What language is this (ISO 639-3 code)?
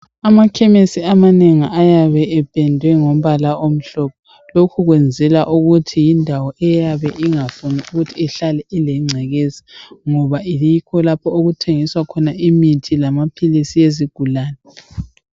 nde